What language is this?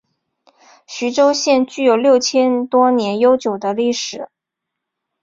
Chinese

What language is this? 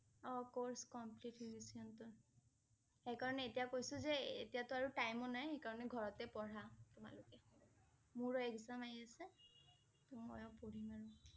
Assamese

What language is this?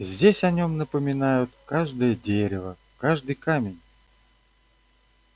Russian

